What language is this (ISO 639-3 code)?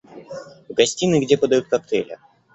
rus